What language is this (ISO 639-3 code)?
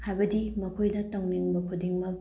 mni